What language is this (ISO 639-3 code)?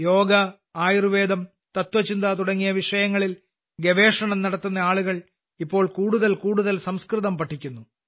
mal